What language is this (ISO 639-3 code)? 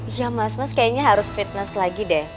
ind